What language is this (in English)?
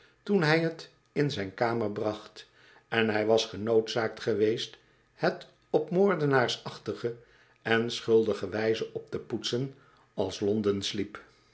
Dutch